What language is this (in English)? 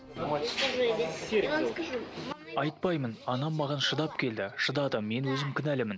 Kazakh